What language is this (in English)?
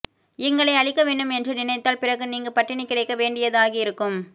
Tamil